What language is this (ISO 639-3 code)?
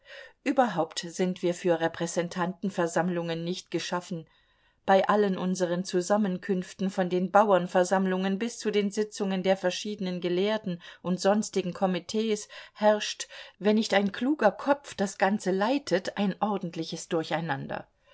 deu